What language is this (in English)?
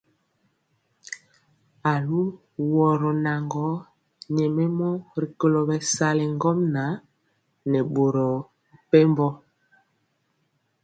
Mpiemo